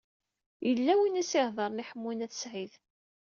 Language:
Kabyle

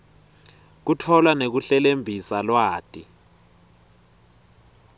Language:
Swati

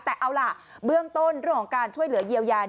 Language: Thai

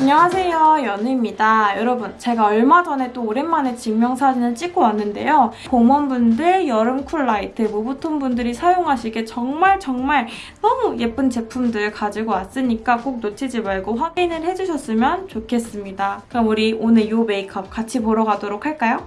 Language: Korean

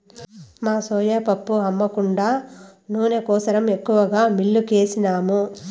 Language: Telugu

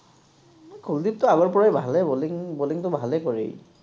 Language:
Assamese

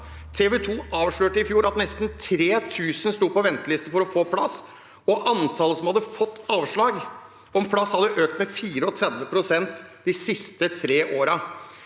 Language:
Norwegian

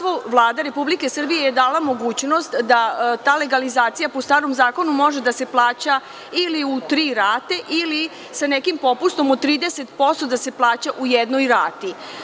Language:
Serbian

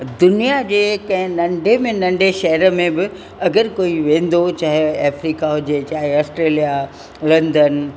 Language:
Sindhi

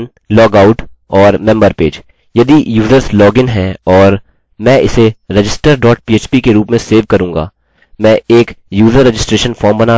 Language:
Hindi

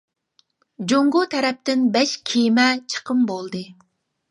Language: Uyghur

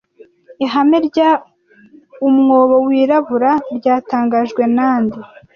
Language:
Kinyarwanda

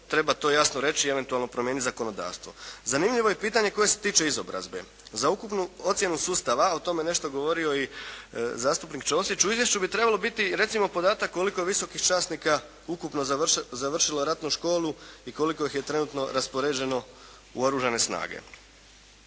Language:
Croatian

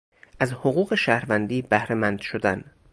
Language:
Persian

